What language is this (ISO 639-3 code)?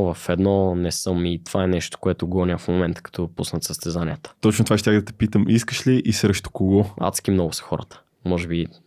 bul